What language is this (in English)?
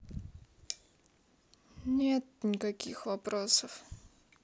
Russian